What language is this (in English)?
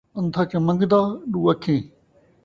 Saraiki